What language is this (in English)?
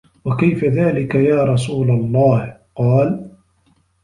Arabic